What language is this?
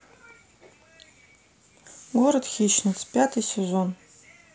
Russian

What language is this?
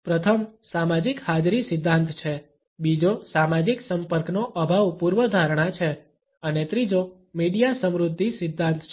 Gujarati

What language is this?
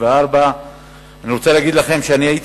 Hebrew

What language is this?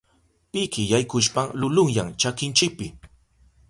Southern Pastaza Quechua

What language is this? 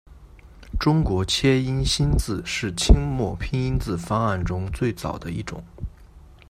Chinese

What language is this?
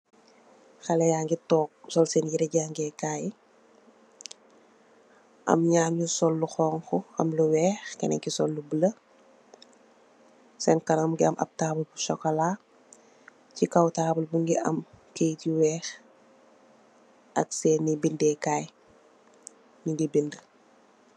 Wolof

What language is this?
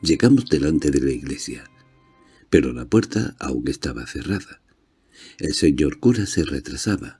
Spanish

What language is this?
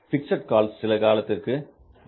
Tamil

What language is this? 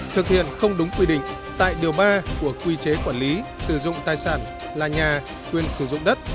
Vietnamese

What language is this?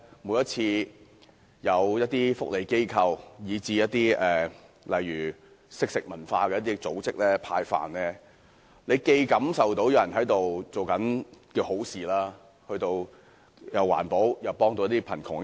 Cantonese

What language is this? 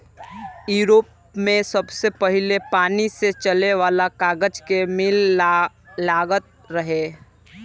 Bhojpuri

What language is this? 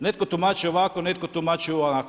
Croatian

